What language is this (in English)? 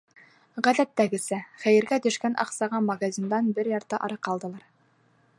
Bashkir